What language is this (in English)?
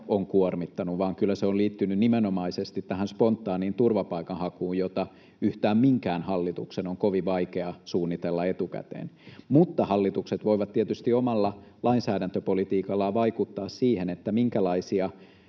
Finnish